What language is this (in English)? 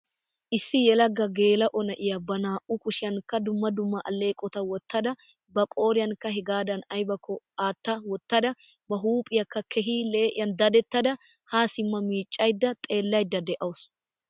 Wolaytta